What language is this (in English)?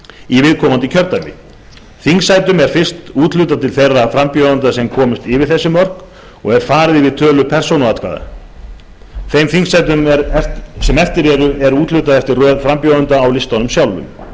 Icelandic